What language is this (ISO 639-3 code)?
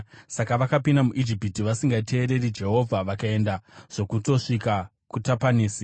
sna